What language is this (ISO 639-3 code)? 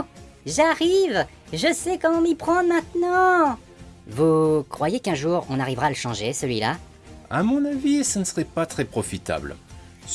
fra